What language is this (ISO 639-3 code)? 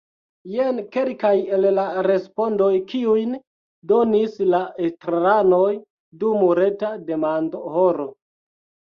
epo